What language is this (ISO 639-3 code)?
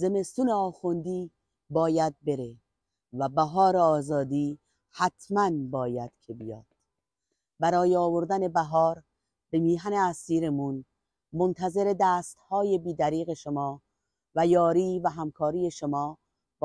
fas